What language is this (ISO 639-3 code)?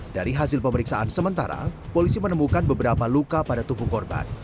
ind